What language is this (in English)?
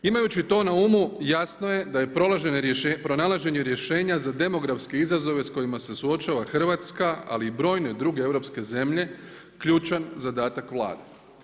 Croatian